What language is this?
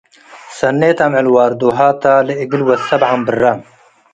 Tigre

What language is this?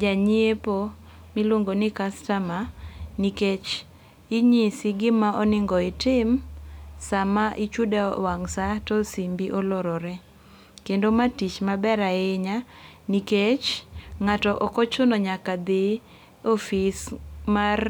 Luo (Kenya and Tanzania)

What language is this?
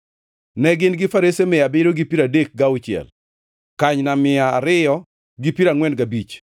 Luo (Kenya and Tanzania)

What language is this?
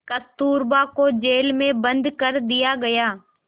Hindi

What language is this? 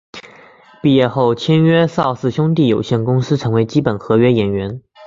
Chinese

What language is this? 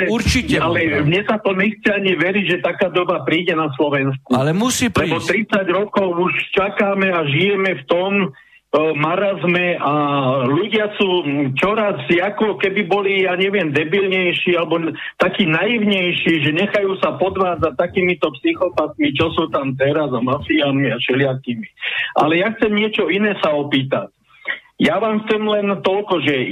Slovak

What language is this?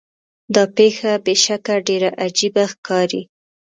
Pashto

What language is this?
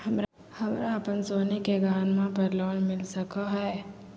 Magahi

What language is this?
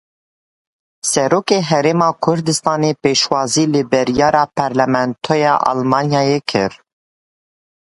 Kurdish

